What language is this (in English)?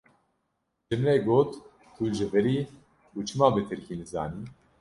Kurdish